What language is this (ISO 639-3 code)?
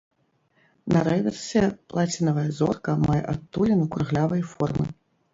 bel